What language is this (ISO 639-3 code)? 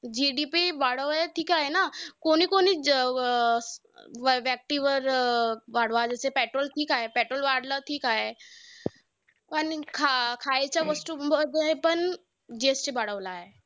mar